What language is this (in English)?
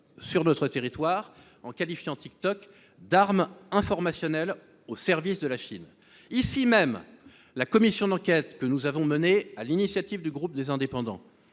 French